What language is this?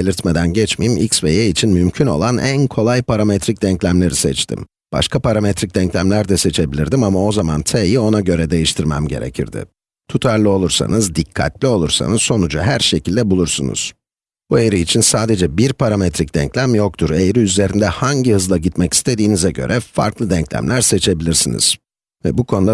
Turkish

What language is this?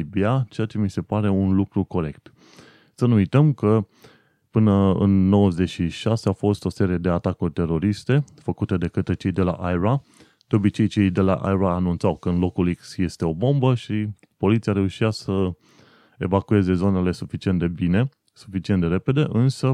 Romanian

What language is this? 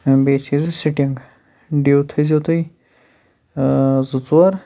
Kashmiri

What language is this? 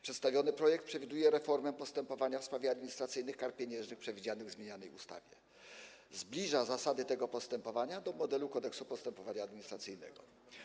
Polish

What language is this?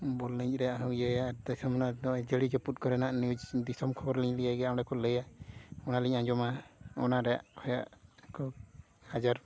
Santali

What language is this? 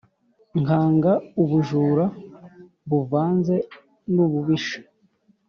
Kinyarwanda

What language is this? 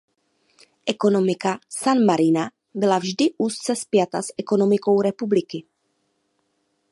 Czech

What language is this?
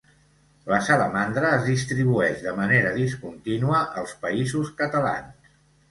Catalan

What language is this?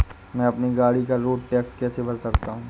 Hindi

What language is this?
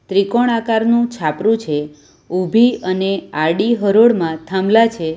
Gujarati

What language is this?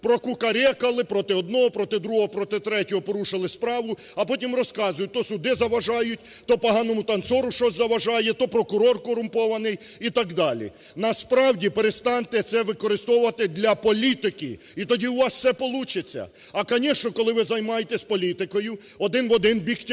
Ukrainian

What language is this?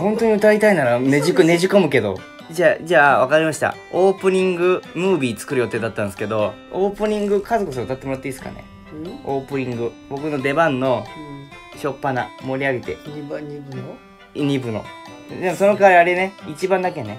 Japanese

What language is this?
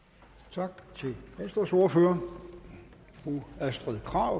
Danish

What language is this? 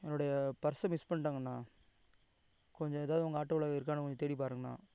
Tamil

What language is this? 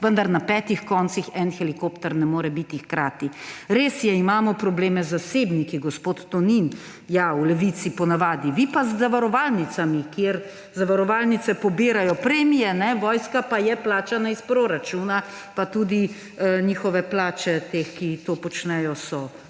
Slovenian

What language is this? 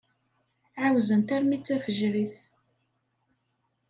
Kabyle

